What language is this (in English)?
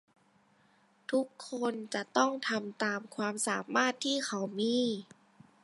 Thai